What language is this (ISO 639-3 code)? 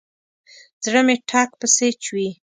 pus